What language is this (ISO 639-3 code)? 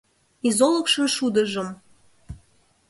chm